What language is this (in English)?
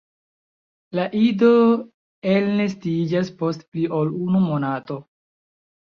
Esperanto